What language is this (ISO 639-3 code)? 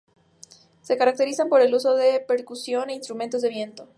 spa